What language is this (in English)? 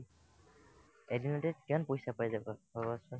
Assamese